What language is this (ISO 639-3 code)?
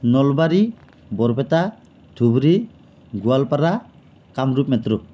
asm